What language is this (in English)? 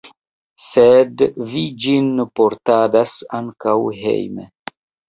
Esperanto